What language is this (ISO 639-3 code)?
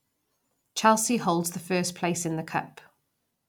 eng